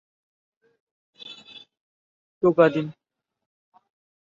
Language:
Bangla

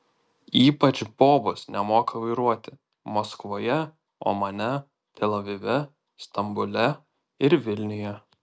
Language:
Lithuanian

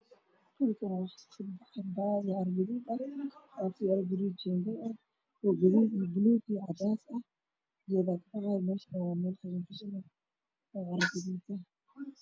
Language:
Somali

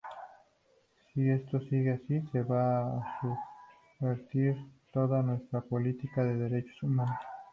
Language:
Spanish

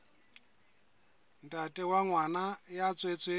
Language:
Southern Sotho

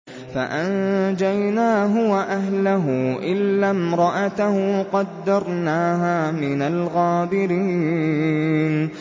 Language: Arabic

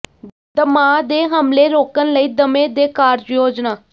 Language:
Punjabi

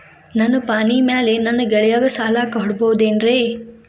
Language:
Kannada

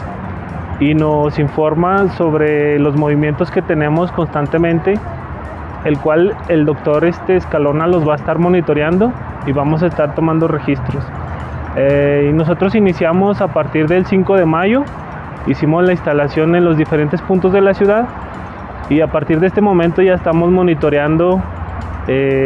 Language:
Spanish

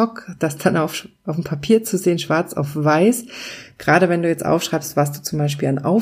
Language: German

